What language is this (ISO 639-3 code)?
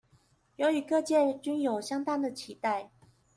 zho